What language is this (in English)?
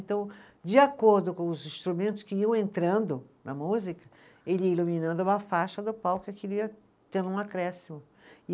Portuguese